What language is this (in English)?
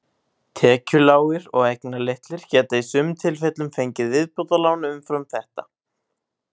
Icelandic